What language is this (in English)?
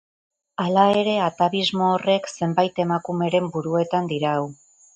Basque